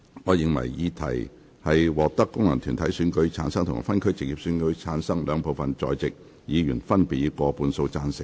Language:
Cantonese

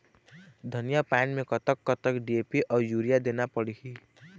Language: Chhattisgarhi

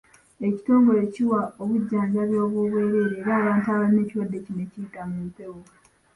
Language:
Ganda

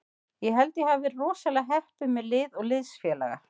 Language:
Icelandic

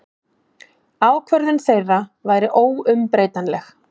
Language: Icelandic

